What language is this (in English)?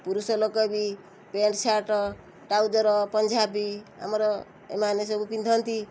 Odia